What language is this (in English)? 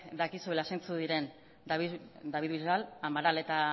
Basque